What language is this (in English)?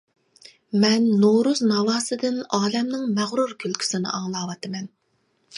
Uyghur